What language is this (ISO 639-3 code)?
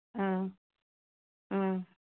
asm